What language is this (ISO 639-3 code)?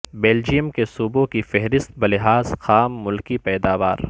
urd